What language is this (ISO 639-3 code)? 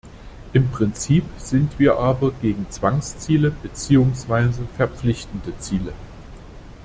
deu